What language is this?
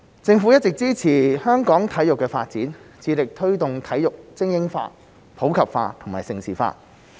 Cantonese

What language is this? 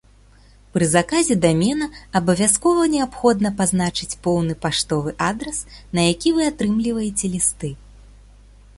Belarusian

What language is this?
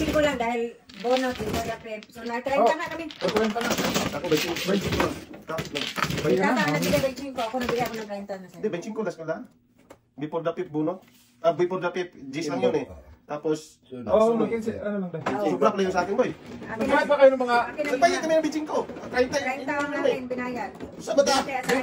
Filipino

